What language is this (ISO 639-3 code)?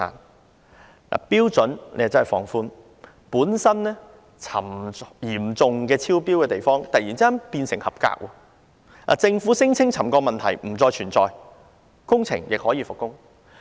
yue